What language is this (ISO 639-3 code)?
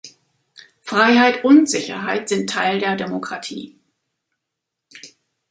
deu